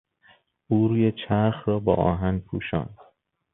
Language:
Persian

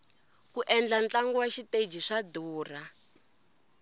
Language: Tsonga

